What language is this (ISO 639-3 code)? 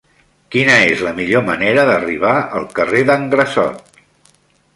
cat